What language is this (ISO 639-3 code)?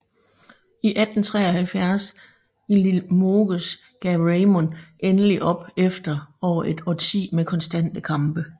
dan